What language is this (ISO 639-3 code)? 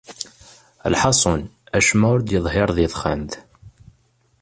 kab